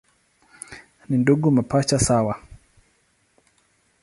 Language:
Swahili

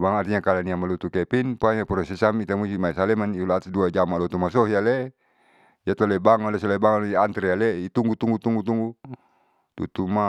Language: Saleman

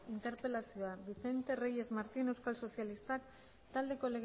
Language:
Basque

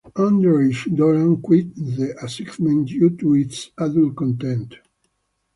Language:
English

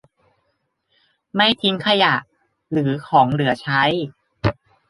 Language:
Thai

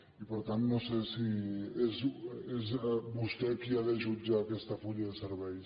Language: Catalan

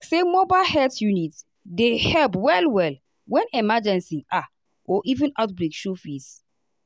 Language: Nigerian Pidgin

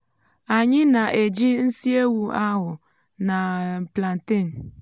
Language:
Igbo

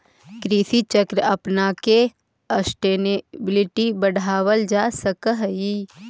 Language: Magahi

